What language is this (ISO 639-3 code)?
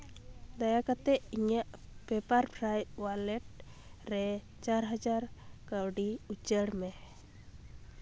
sat